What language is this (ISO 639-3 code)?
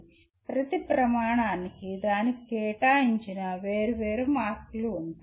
tel